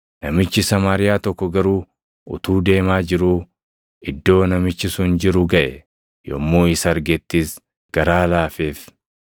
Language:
Oromo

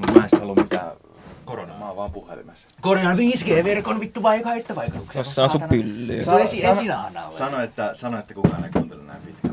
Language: Finnish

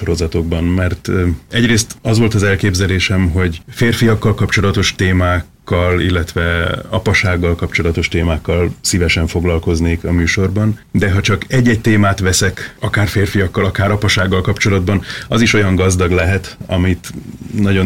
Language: Hungarian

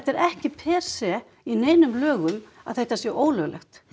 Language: Icelandic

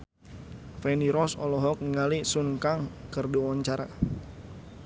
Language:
Sundanese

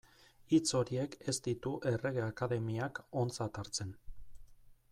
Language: Basque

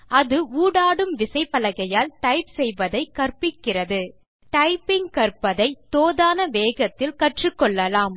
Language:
Tamil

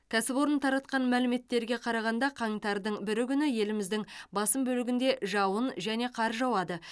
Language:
Kazakh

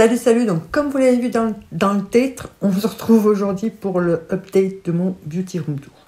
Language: French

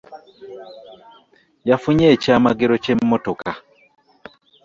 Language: Ganda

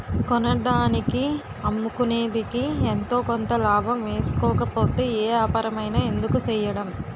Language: Telugu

